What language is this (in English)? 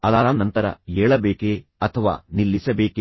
Kannada